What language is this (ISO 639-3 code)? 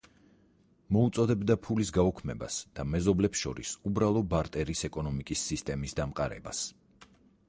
kat